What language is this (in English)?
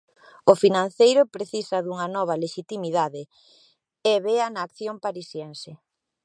Galician